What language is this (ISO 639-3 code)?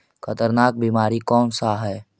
mag